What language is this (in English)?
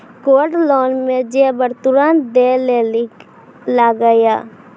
Maithili